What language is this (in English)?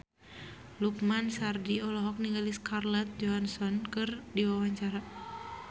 Sundanese